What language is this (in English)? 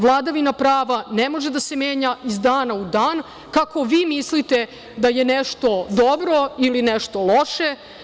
Serbian